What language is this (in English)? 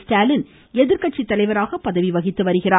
Tamil